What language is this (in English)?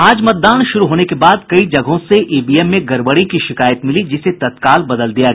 Hindi